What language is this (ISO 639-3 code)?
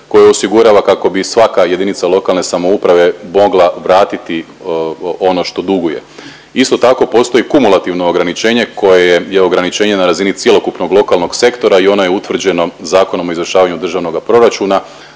hrv